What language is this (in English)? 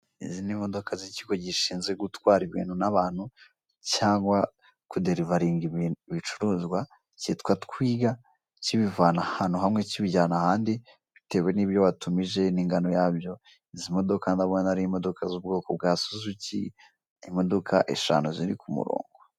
Kinyarwanda